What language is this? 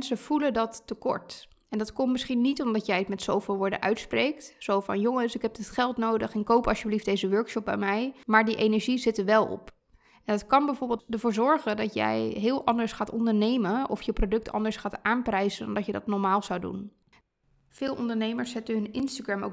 Dutch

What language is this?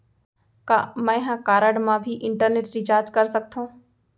Chhattisgarhi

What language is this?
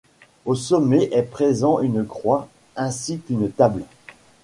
French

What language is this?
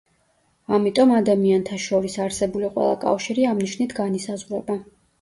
Georgian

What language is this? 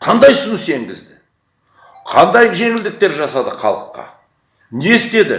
Kazakh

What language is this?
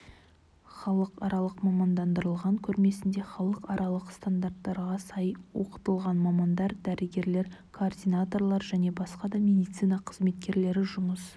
Kazakh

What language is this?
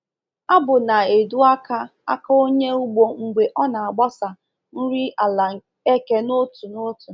Igbo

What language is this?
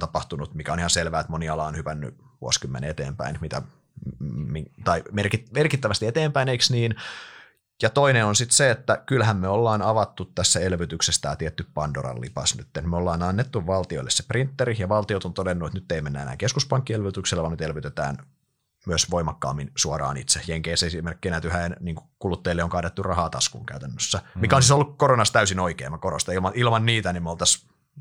Finnish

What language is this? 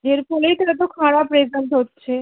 Bangla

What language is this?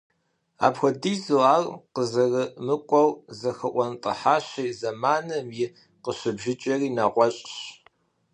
Kabardian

